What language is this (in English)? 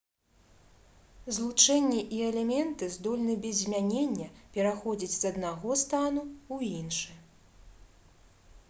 Belarusian